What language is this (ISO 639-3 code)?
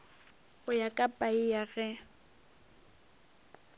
nso